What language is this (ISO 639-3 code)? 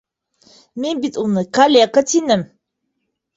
bak